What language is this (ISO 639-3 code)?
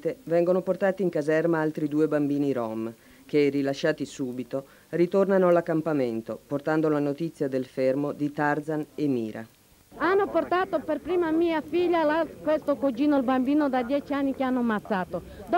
ita